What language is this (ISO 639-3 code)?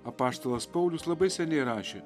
lit